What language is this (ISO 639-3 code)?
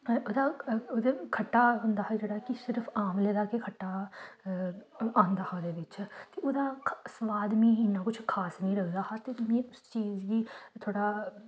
doi